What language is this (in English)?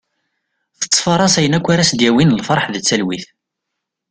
Kabyle